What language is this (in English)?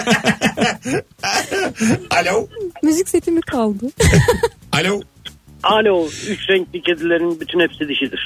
Turkish